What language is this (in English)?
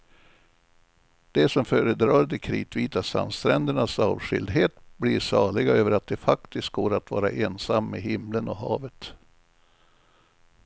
Swedish